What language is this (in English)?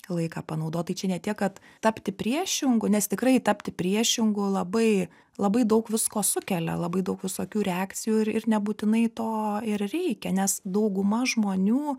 Lithuanian